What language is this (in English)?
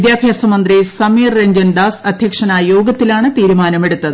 Malayalam